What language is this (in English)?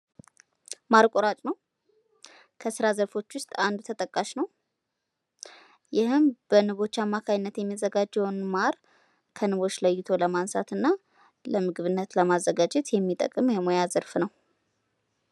Amharic